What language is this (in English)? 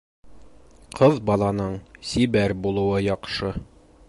Bashkir